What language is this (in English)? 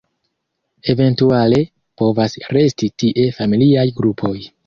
Esperanto